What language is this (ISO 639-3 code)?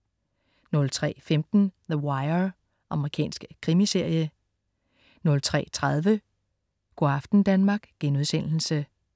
dan